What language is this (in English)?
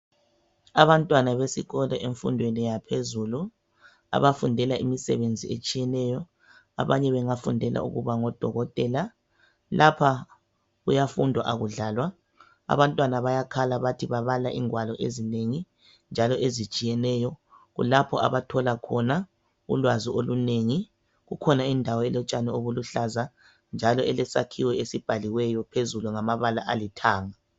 North Ndebele